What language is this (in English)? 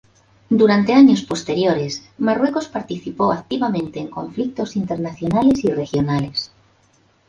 Spanish